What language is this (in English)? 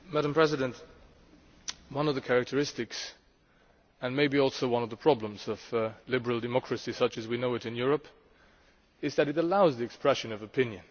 English